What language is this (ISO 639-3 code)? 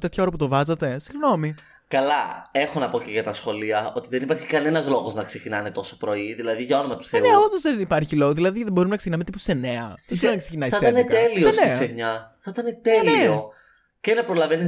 ell